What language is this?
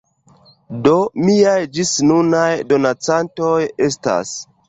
Esperanto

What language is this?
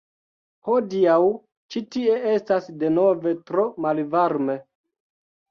Esperanto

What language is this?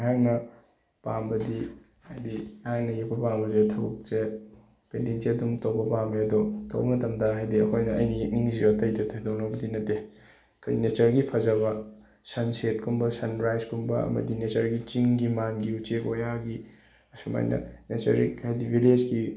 Manipuri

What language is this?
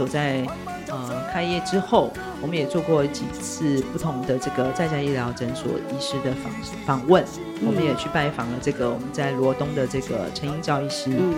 Chinese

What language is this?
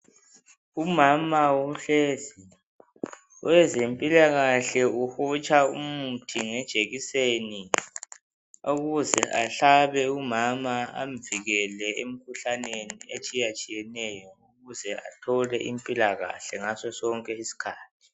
North Ndebele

